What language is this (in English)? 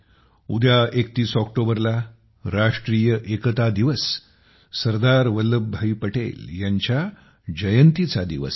Marathi